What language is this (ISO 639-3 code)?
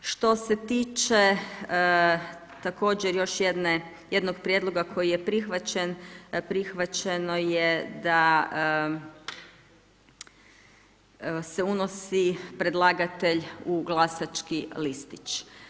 hrv